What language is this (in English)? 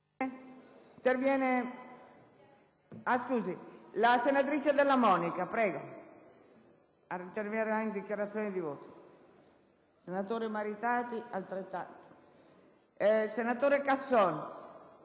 Italian